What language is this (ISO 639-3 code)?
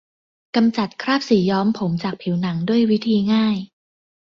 tha